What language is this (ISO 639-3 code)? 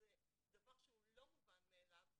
heb